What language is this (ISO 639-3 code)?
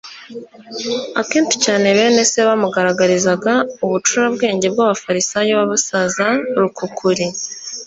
kin